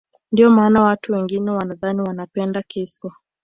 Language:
Swahili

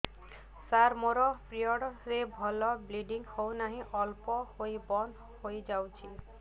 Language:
Odia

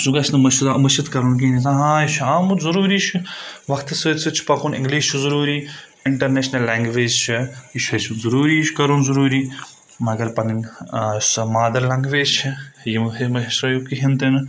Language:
Kashmiri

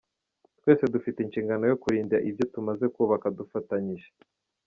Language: Kinyarwanda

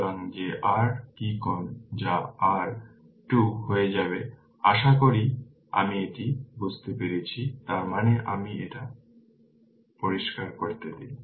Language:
Bangla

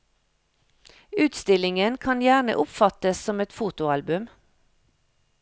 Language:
Norwegian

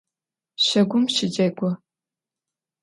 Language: Adyghe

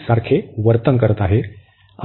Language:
Marathi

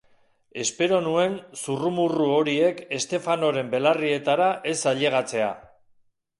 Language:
Basque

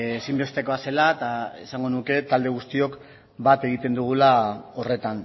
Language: Basque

